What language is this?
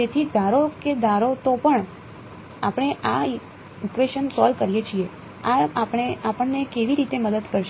Gujarati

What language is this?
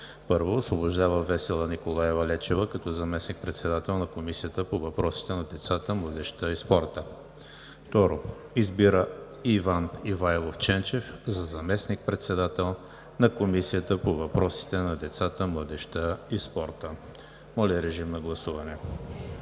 Bulgarian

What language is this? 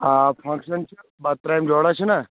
Kashmiri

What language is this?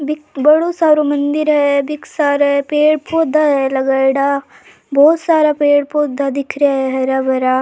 Rajasthani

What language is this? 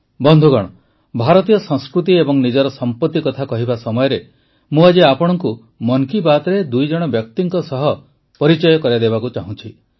Odia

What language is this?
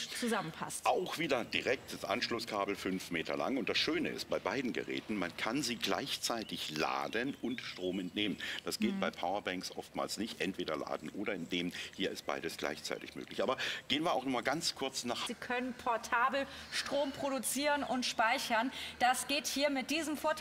German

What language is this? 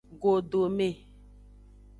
Aja (Benin)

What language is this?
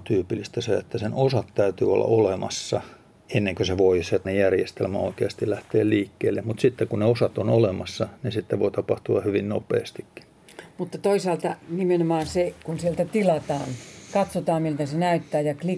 Finnish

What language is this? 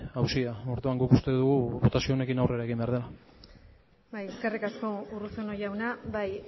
Basque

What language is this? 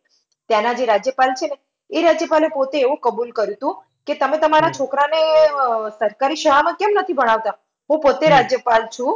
Gujarati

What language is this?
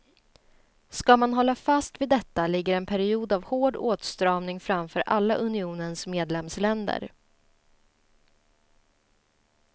Swedish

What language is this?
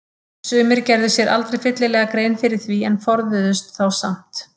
Icelandic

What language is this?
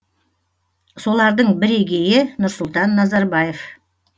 Kazakh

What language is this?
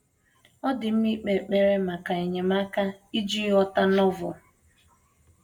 Igbo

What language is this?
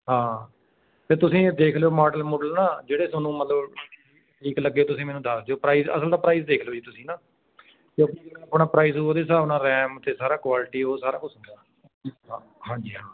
Punjabi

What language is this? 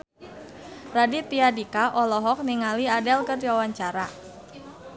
Sundanese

